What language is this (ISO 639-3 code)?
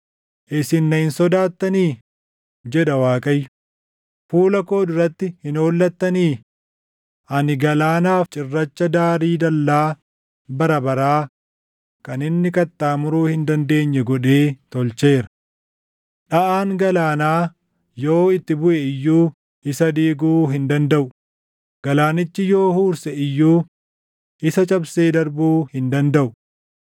orm